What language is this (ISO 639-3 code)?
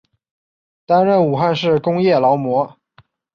zho